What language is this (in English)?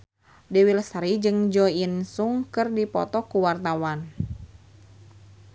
Sundanese